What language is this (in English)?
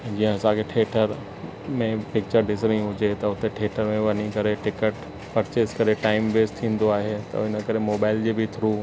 Sindhi